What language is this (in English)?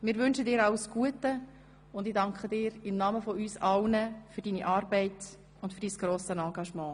Swiss German